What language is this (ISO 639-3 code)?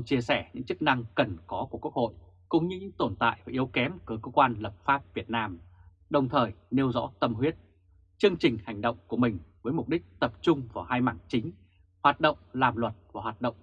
vie